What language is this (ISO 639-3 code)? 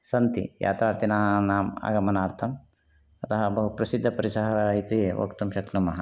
san